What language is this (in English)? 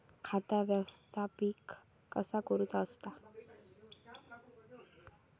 Marathi